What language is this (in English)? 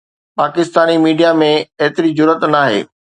Sindhi